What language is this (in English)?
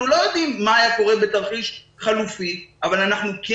Hebrew